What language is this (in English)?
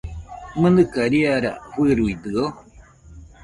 Nüpode Huitoto